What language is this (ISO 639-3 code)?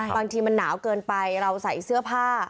tha